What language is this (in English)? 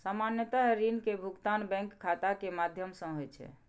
Maithili